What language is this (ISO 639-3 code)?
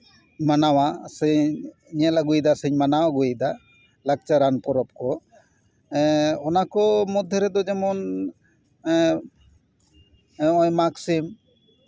sat